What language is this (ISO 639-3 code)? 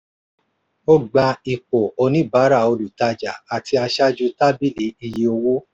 yor